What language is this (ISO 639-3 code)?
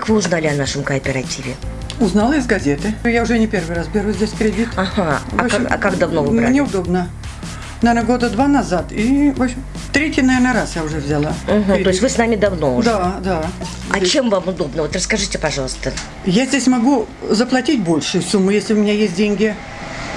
rus